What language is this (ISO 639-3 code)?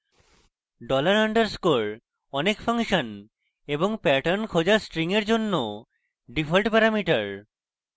ben